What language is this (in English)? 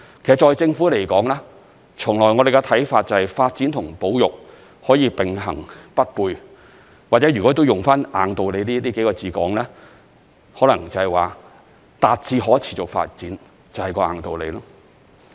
Cantonese